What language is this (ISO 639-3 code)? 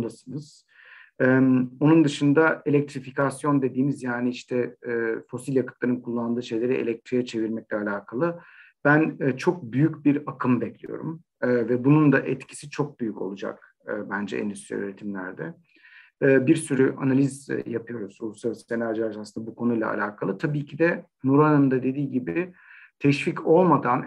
tur